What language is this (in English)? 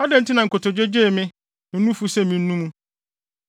Akan